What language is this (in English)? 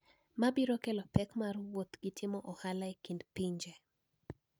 Luo (Kenya and Tanzania)